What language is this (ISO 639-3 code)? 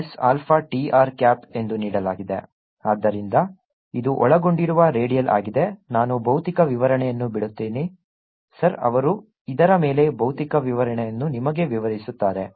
kan